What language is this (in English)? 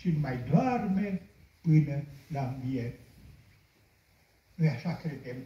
Romanian